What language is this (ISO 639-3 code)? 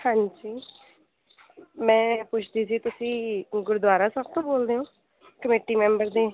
pan